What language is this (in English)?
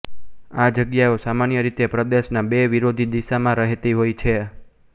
Gujarati